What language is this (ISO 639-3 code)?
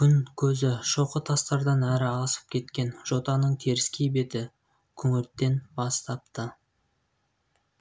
kaz